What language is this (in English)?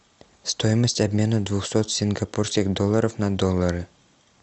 Russian